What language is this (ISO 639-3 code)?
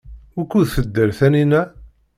kab